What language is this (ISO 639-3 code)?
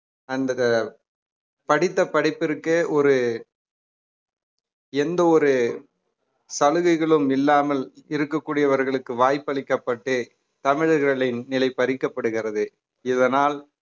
tam